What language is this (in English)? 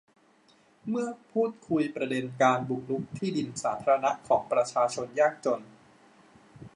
Thai